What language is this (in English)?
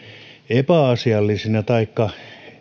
Finnish